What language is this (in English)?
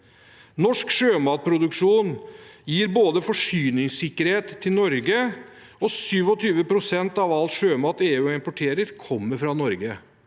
Norwegian